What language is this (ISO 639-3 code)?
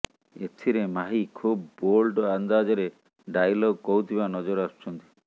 ori